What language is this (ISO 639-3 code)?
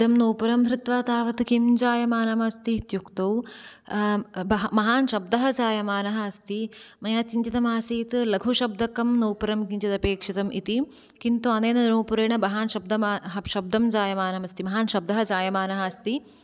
san